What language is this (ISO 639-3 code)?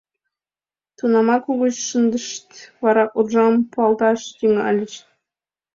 chm